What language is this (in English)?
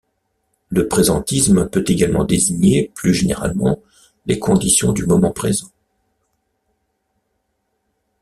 French